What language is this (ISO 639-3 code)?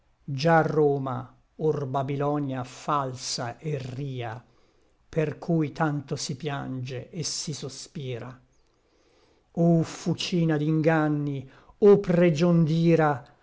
ita